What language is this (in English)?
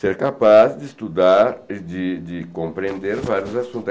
Portuguese